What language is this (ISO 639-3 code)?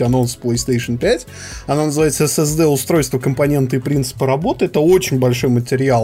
rus